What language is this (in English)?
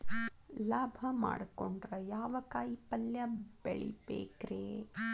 Kannada